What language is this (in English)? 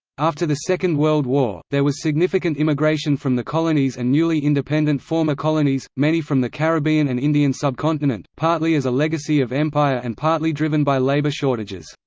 English